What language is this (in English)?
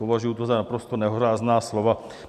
Czech